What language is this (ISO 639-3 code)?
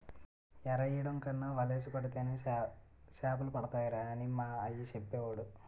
tel